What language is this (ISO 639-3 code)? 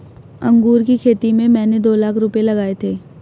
hin